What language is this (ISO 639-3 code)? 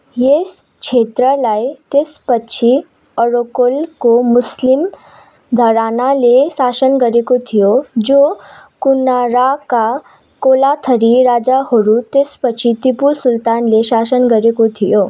nep